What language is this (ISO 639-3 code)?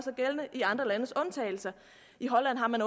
dan